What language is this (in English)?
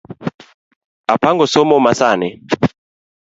Luo (Kenya and Tanzania)